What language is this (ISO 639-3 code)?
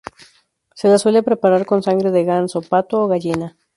spa